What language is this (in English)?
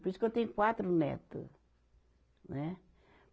Portuguese